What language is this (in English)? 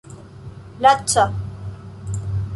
Esperanto